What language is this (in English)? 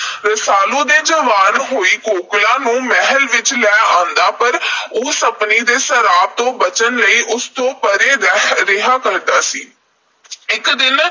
Punjabi